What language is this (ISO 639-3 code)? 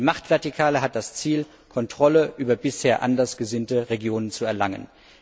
deu